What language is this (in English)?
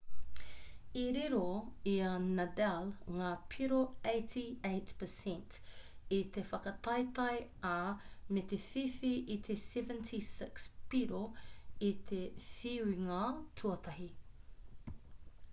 Māori